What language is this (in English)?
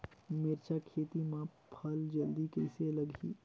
Chhattisgarhi